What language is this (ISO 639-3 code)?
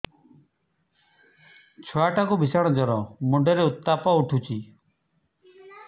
ori